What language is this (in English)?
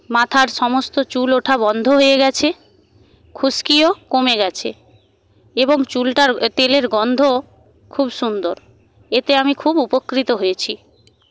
Bangla